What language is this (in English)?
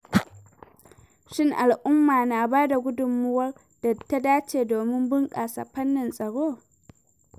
Hausa